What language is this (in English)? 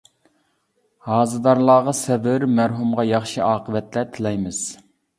Uyghur